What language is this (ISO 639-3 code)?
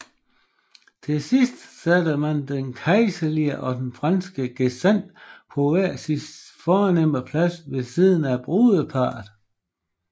dan